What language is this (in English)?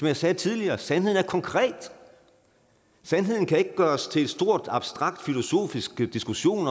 Danish